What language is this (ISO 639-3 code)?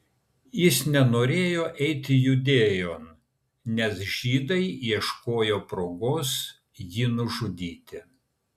lit